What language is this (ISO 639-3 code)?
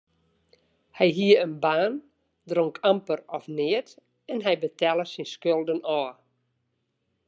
fry